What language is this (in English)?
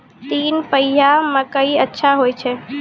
Maithili